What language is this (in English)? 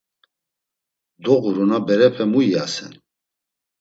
Laz